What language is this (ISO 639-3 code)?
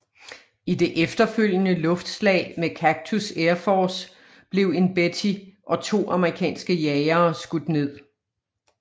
dan